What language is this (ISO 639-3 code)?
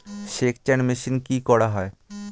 ben